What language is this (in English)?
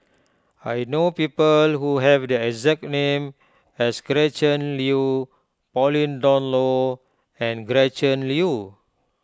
English